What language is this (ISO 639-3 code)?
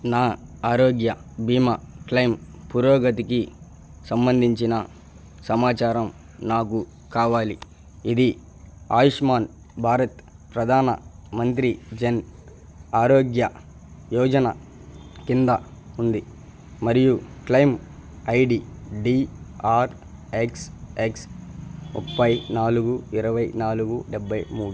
tel